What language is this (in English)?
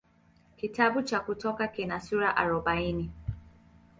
Swahili